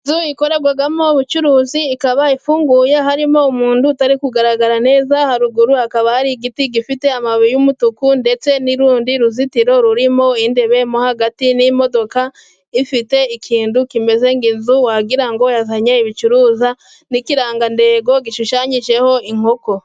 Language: Kinyarwanda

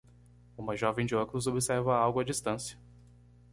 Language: Portuguese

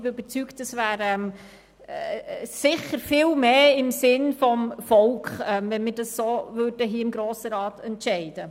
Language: Swiss German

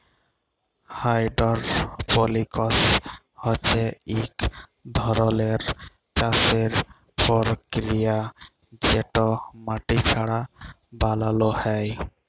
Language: Bangla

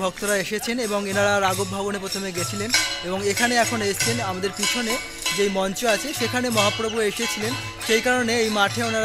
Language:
Arabic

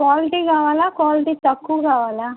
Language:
Telugu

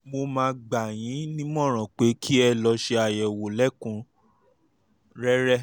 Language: Yoruba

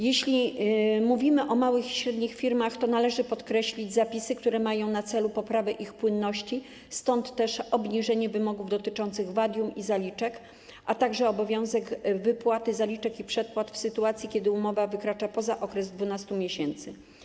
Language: Polish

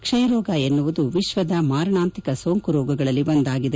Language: Kannada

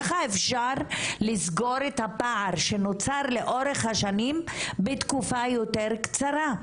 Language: Hebrew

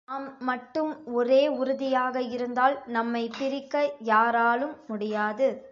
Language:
Tamil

